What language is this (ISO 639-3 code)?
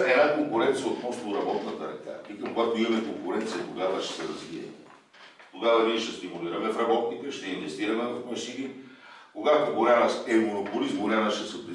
bul